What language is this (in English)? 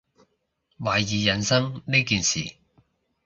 Cantonese